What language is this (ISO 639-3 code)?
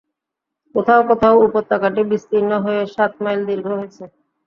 ben